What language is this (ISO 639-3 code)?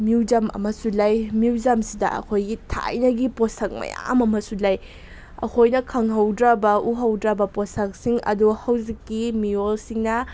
mni